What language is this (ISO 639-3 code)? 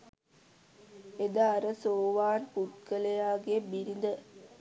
sin